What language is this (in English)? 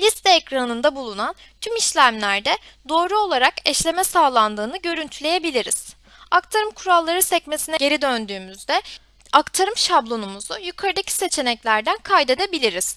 Turkish